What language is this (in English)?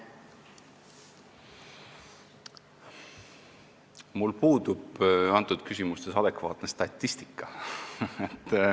Estonian